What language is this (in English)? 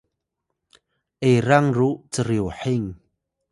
Atayal